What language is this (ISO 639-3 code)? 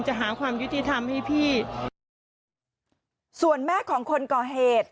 tha